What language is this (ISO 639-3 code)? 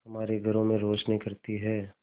hin